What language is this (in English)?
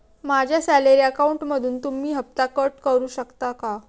Marathi